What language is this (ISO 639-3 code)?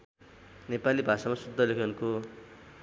nep